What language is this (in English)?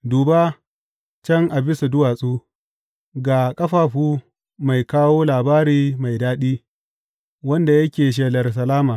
Hausa